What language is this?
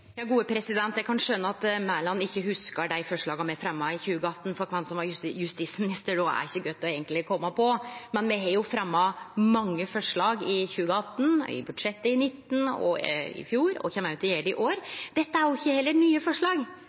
Norwegian Nynorsk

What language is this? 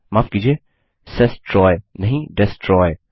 Hindi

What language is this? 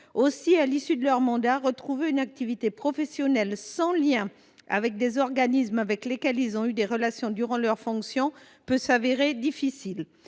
French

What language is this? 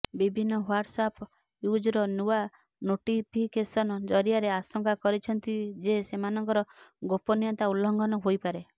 Odia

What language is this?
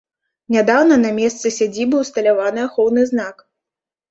Belarusian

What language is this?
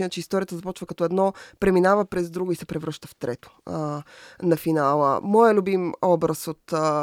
Bulgarian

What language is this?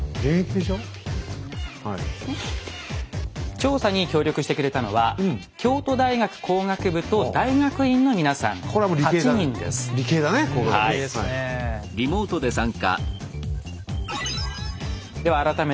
Japanese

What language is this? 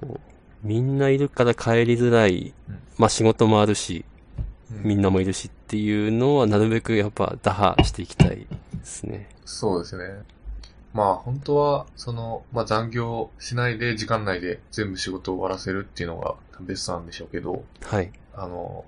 Japanese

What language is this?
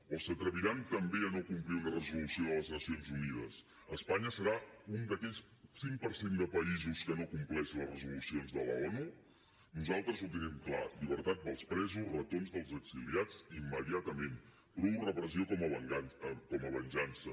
Catalan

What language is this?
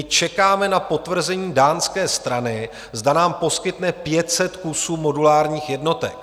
Czech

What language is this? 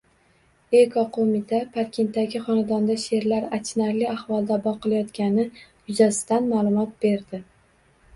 Uzbek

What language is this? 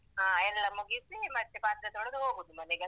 Kannada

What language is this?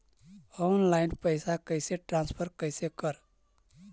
Magahi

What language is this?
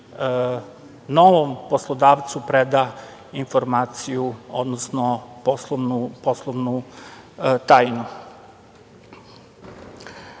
Serbian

